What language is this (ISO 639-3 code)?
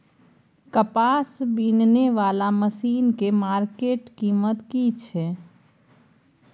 mai